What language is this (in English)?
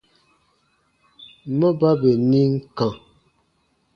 Baatonum